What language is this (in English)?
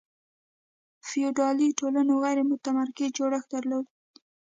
Pashto